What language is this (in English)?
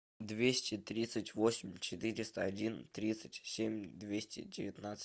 Russian